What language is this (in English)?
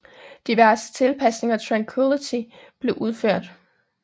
Danish